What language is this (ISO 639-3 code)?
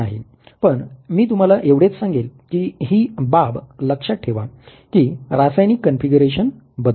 mar